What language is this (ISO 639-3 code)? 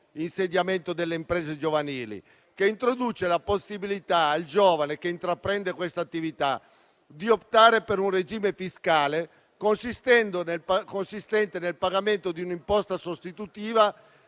ita